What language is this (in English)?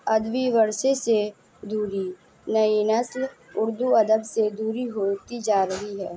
Urdu